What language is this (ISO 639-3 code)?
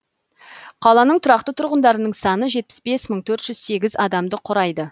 kaz